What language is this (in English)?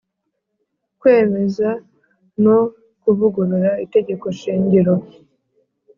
Kinyarwanda